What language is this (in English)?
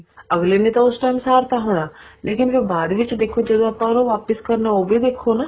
Punjabi